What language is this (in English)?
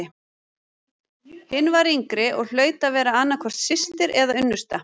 Icelandic